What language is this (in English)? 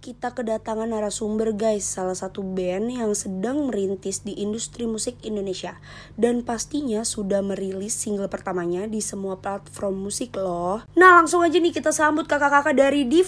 Indonesian